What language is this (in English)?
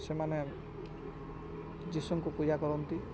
Odia